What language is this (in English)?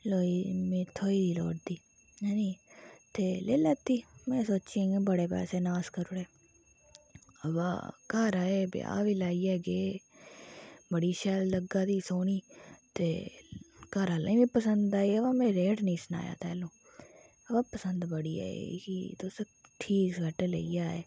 Dogri